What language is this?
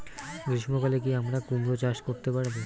Bangla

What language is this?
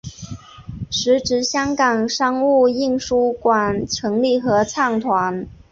Chinese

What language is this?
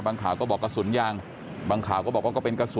Thai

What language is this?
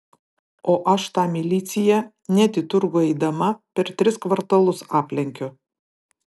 Lithuanian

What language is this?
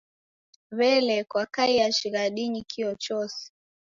Taita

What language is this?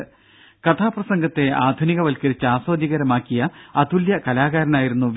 Malayalam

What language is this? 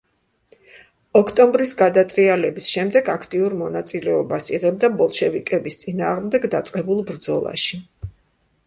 Georgian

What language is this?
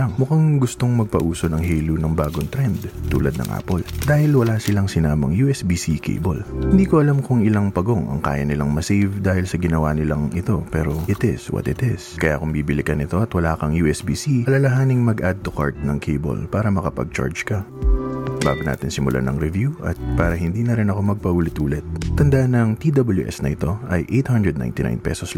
Filipino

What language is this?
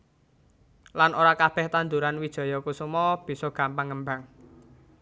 Javanese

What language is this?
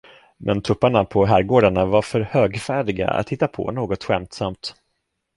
Swedish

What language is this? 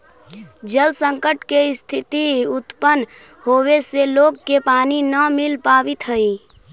Magahi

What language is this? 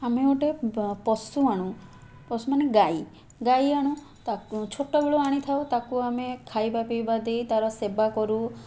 Odia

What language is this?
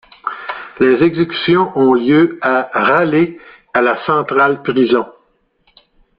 French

